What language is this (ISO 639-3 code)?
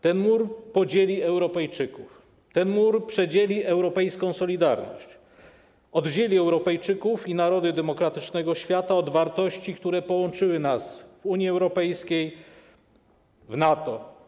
pol